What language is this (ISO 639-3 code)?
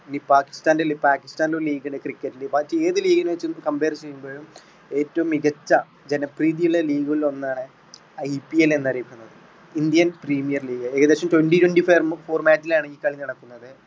mal